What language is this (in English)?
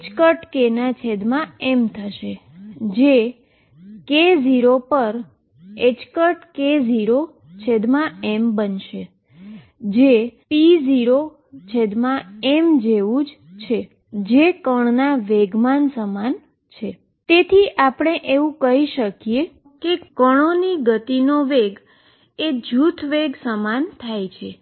Gujarati